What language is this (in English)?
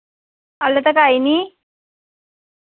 Dogri